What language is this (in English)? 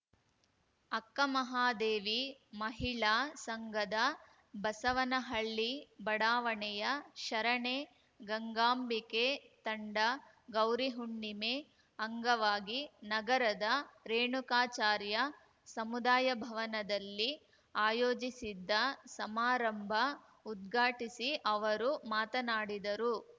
Kannada